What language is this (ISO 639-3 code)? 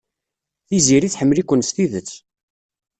kab